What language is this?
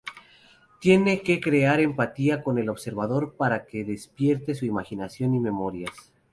Spanish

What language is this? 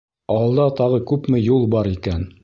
Bashkir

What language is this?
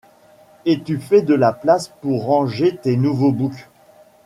French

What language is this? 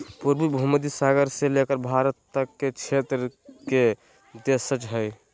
Magahi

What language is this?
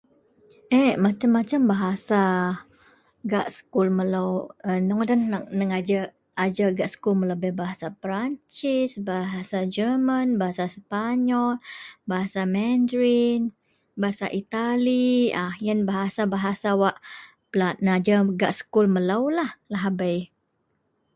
Central Melanau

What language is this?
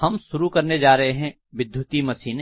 Hindi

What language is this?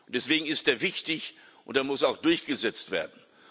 German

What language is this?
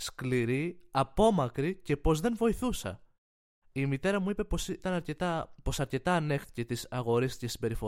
Greek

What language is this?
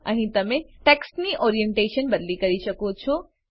Gujarati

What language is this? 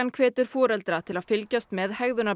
Icelandic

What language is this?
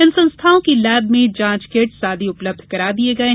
Hindi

